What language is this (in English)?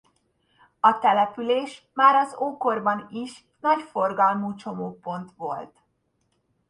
Hungarian